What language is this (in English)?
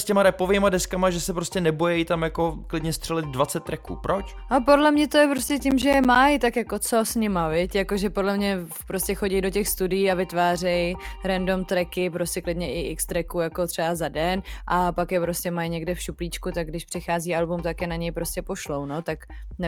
Czech